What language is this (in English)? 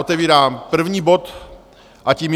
Czech